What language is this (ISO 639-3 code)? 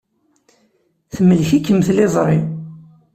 kab